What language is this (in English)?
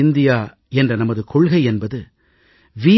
Tamil